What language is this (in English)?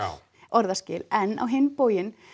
Icelandic